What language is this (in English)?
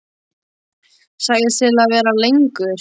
Icelandic